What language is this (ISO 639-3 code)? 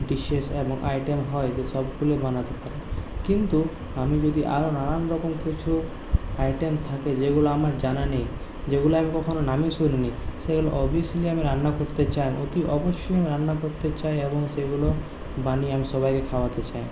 ben